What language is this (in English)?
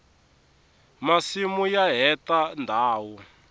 Tsonga